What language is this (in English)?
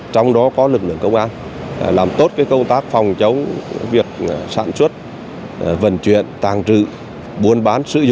Vietnamese